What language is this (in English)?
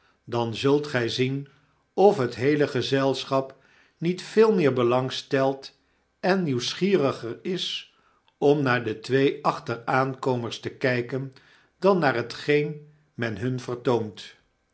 Dutch